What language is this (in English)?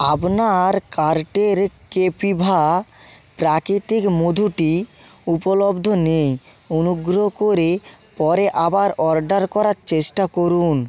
Bangla